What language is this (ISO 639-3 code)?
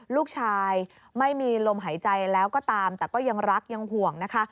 tha